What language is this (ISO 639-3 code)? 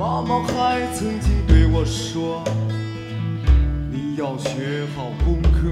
zho